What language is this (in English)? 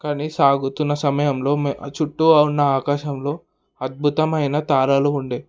Telugu